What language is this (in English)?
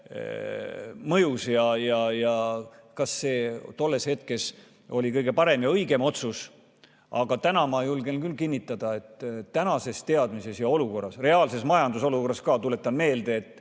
Estonian